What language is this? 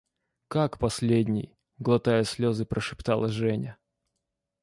Russian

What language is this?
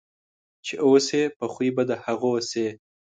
Pashto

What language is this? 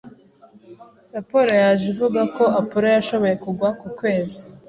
Kinyarwanda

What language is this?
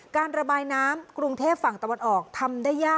Thai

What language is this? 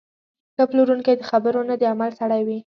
Pashto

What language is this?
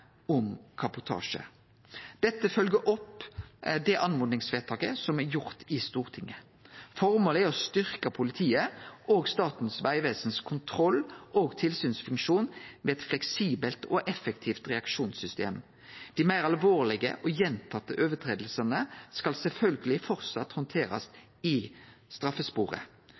Norwegian Nynorsk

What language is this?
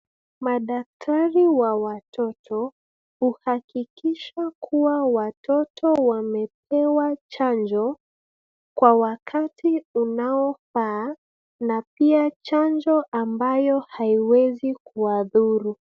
Swahili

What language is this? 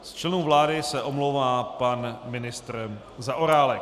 Czech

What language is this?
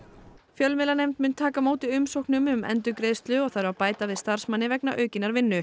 Icelandic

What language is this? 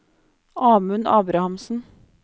Norwegian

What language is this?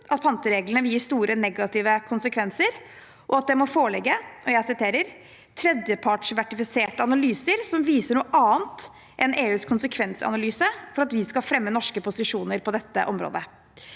Norwegian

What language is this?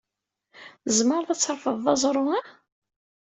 Kabyle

